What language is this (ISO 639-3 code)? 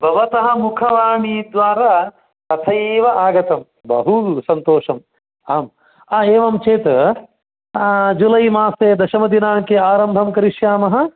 san